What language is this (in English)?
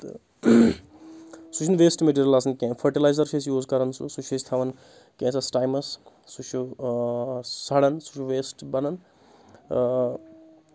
Kashmiri